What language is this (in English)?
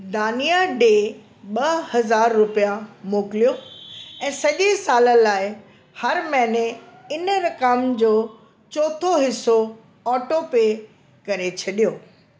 Sindhi